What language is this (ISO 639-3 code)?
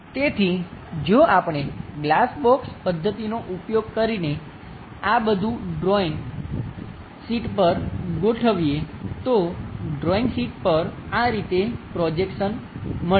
guj